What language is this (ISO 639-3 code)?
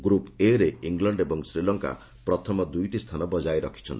ori